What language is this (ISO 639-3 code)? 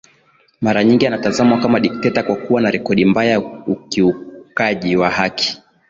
swa